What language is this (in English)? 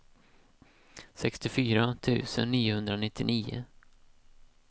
Swedish